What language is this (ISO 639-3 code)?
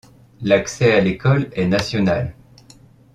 fra